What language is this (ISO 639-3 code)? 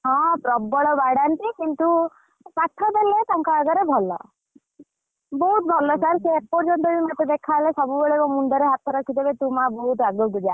ori